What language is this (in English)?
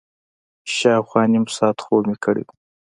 Pashto